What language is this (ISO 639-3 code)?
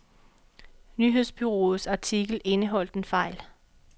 dan